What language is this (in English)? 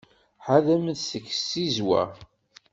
Kabyle